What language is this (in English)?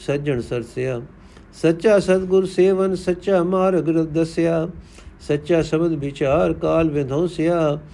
Punjabi